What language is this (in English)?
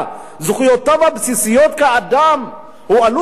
Hebrew